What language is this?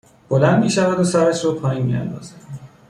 Persian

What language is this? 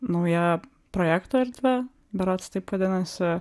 Lithuanian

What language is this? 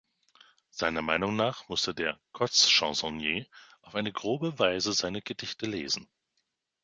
German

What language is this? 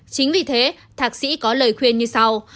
Vietnamese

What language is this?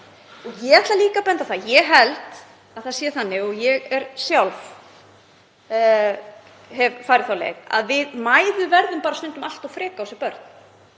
Icelandic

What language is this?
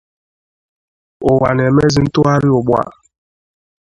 Igbo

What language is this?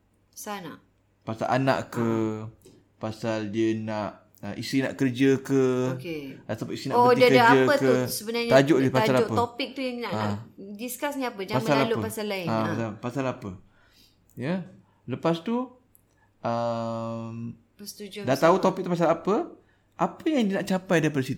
Malay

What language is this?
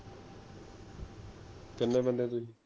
Punjabi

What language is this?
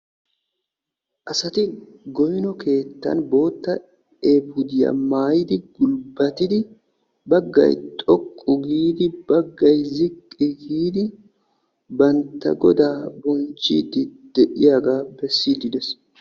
Wolaytta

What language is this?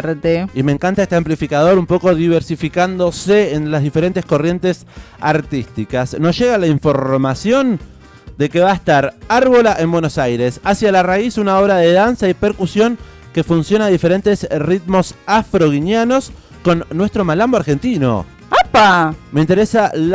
Spanish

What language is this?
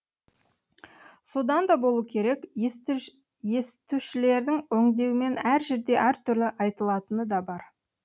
Kazakh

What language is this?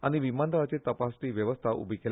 Konkani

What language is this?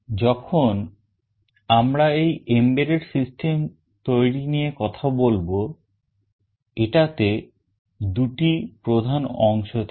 Bangla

